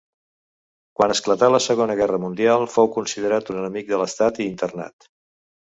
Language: Catalan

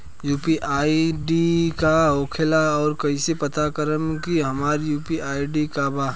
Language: Bhojpuri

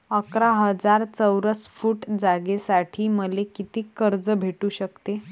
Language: Marathi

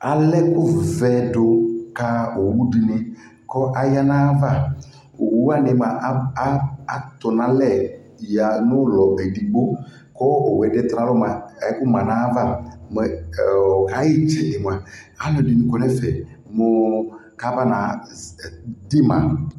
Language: Ikposo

